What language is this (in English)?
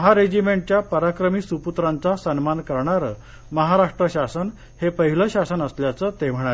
Marathi